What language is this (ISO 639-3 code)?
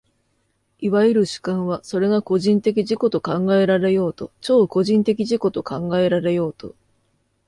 jpn